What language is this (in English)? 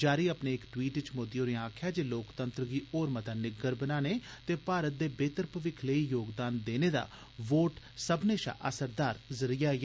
Dogri